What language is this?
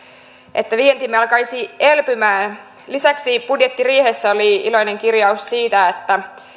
Finnish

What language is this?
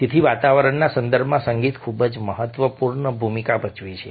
Gujarati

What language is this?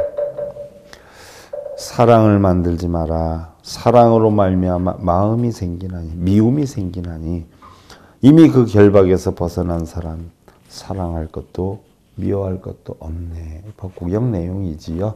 Korean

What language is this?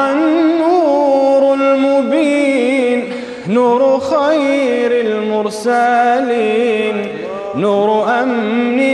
Arabic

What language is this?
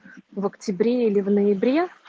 Russian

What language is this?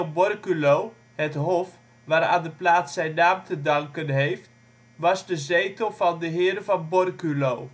Dutch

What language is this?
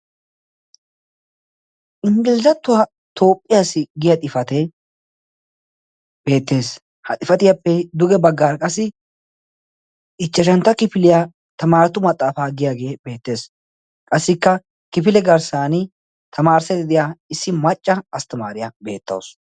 Wolaytta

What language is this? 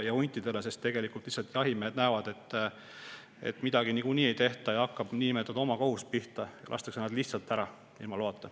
Estonian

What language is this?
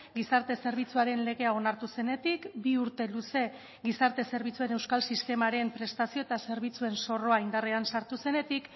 Basque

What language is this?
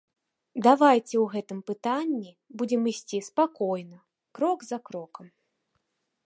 Belarusian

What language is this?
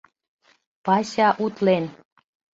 Mari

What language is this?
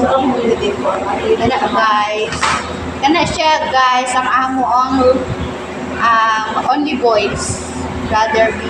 Filipino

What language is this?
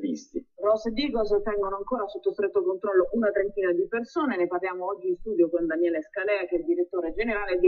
Italian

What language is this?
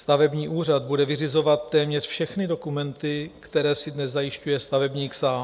Czech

